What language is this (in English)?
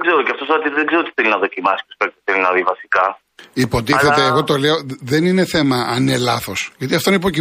Greek